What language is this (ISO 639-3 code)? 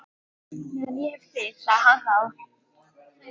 isl